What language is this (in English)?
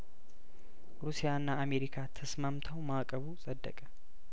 Amharic